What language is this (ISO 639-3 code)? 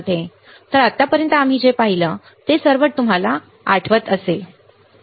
mar